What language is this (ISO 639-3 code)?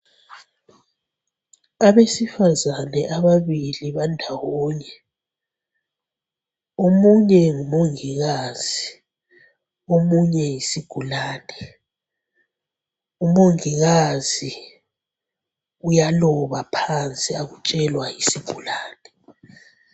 nde